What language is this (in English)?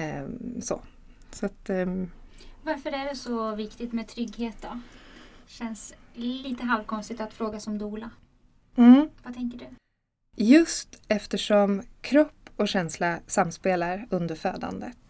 Swedish